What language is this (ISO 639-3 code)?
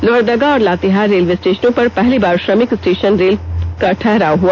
hin